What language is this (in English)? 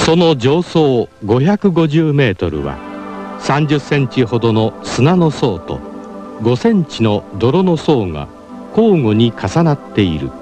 Japanese